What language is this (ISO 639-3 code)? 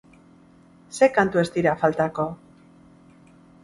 eus